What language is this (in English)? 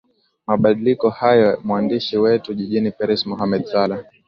Swahili